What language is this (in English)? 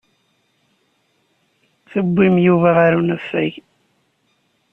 Kabyle